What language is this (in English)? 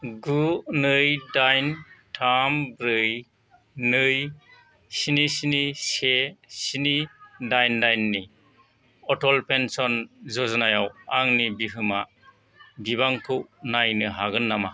Bodo